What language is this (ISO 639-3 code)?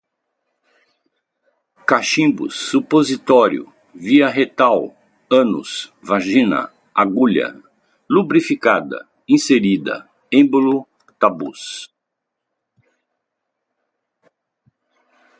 por